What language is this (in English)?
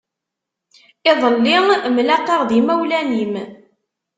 Kabyle